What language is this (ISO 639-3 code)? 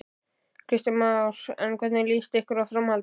isl